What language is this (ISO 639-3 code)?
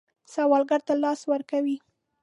pus